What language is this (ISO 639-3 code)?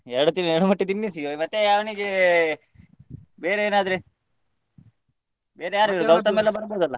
kan